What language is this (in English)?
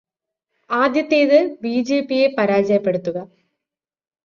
Malayalam